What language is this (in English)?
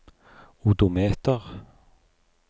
Norwegian